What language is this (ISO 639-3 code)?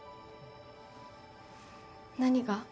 jpn